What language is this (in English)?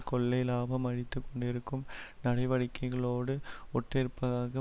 Tamil